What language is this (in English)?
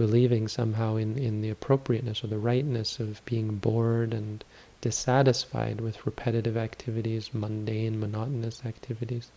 English